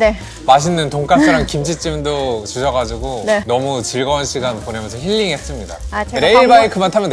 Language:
Korean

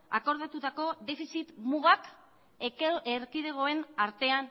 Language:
Basque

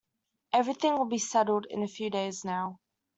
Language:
English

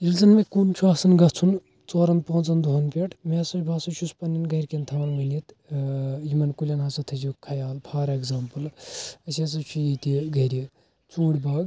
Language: Kashmiri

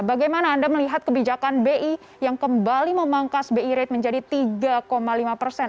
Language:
Indonesian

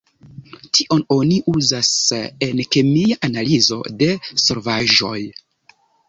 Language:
Esperanto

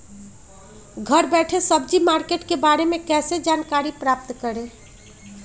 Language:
Magahi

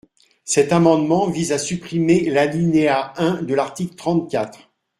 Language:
French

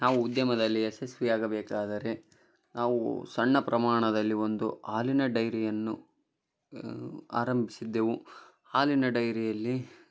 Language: Kannada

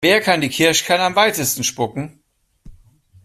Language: German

